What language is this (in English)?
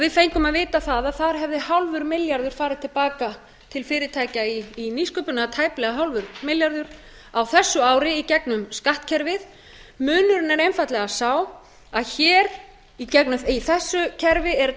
Icelandic